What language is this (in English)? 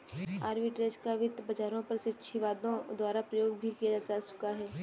Hindi